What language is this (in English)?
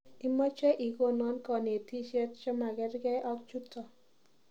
Kalenjin